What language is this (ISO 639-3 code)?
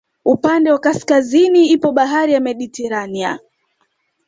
swa